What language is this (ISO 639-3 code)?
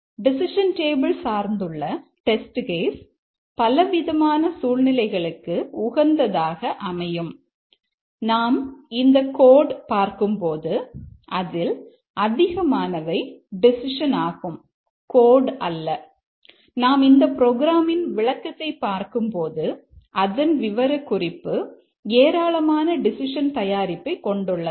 tam